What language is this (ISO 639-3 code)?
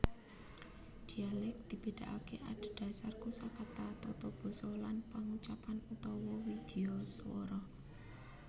jav